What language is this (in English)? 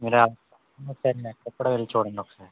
Telugu